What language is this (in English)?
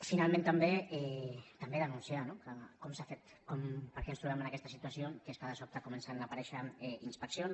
Catalan